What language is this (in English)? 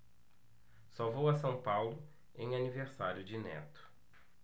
Portuguese